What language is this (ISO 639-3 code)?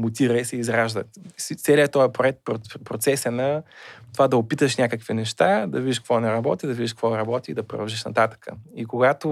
bul